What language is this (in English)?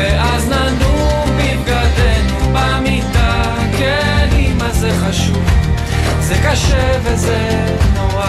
Hebrew